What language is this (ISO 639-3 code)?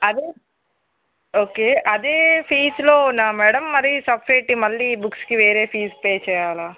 tel